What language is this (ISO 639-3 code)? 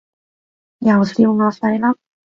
yue